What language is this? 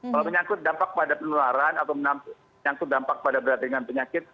Indonesian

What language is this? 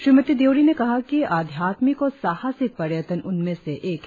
Hindi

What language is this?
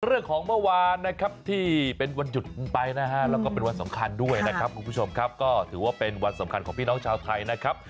Thai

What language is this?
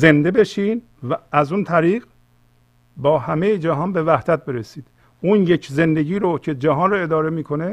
Persian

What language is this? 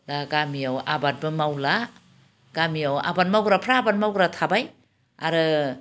Bodo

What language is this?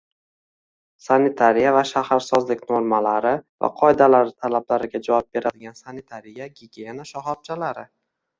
Uzbek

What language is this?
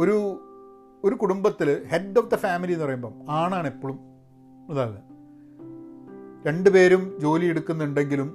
Malayalam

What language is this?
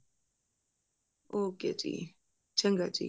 Punjabi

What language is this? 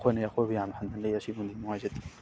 Manipuri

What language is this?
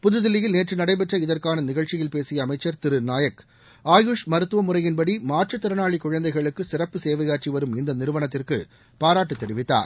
Tamil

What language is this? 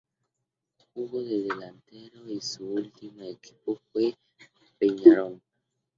Spanish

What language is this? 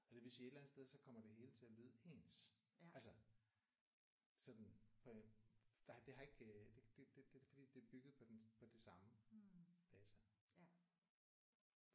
Danish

